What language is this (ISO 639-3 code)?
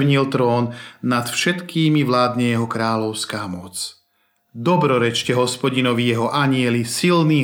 slk